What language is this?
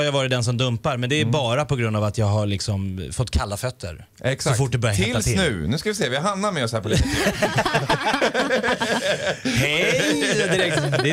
Swedish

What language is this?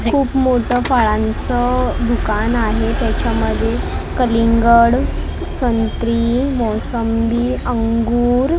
Marathi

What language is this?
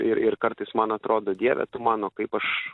Lithuanian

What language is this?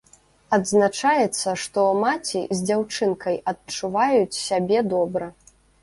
Belarusian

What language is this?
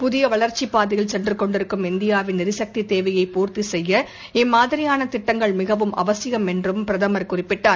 Tamil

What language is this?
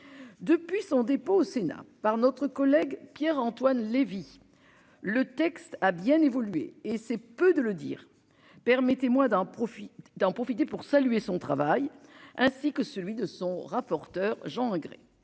French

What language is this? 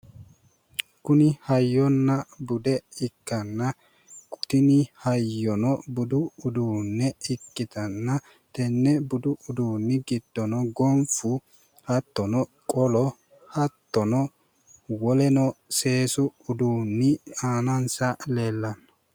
Sidamo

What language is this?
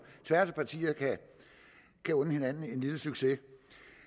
Danish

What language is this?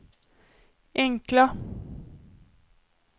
Swedish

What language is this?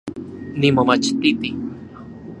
Central Puebla Nahuatl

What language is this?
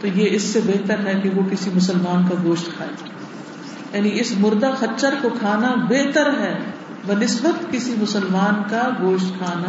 Urdu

